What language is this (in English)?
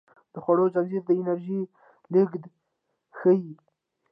Pashto